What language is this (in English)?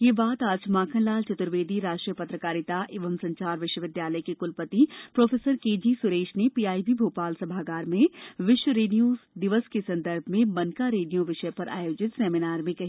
Hindi